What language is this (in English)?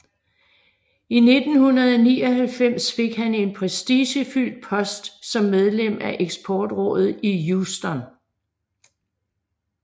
Danish